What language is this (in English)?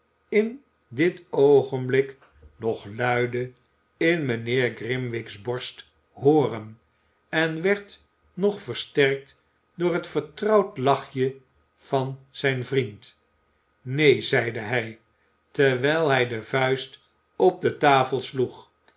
Dutch